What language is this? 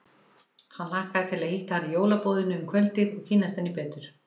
Icelandic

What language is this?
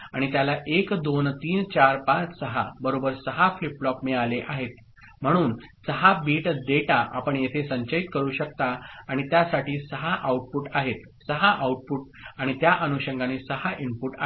Marathi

